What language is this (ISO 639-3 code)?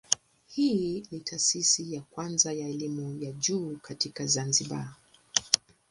swa